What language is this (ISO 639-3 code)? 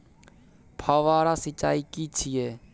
mai